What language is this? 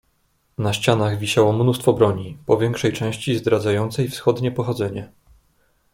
Polish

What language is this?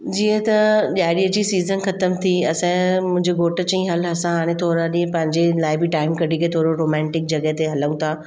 Sindhi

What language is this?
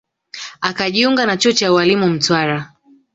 Swahili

